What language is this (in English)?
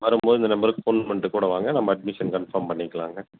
Tamil